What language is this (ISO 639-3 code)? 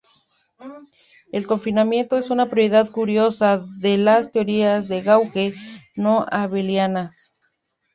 spa